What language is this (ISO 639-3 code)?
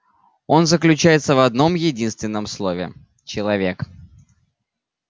rus